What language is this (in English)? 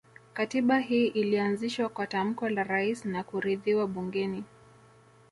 Swahili